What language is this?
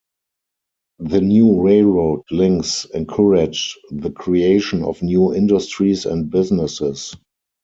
English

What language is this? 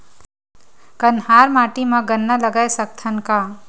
Chhattisgarhi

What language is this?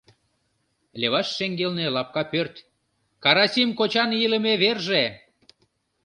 Mari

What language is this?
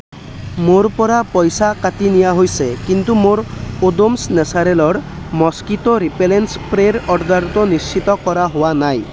Assamese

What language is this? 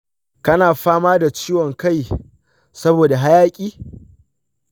Hausa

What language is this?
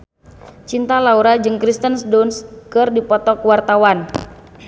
Sundanese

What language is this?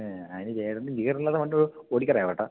Malayalam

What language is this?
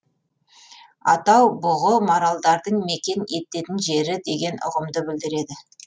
Kazakh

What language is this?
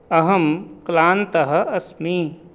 Sanskrit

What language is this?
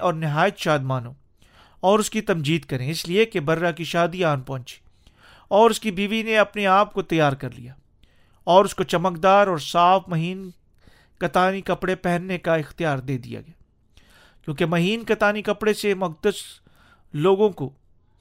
Urdu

